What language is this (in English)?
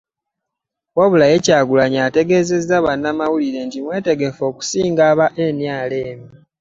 Ganda